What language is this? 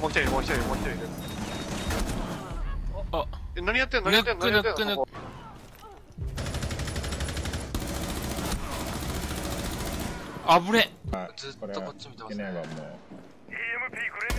Japanese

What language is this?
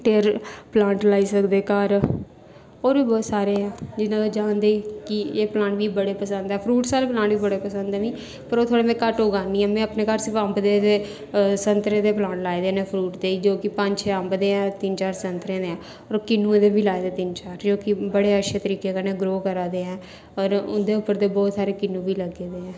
Dogri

